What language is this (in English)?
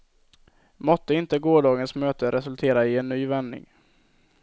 Swedish